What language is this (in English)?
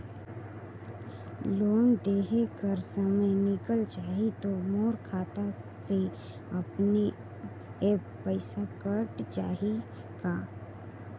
Chhattisgarhi